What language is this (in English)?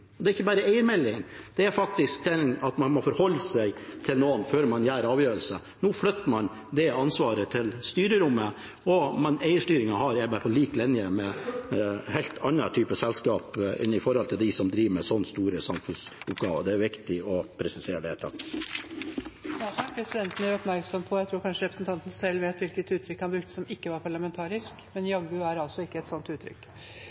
Norwegian Bokmål